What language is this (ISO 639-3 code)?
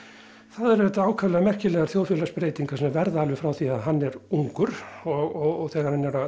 isl